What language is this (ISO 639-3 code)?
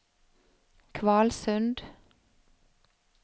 nor